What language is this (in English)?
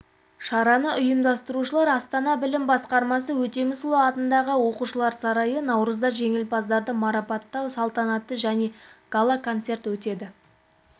Kazakh